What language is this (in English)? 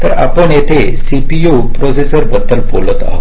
Marathi